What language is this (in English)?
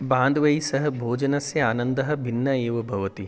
Sanskrit